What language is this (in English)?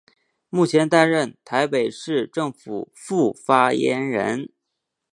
Chinese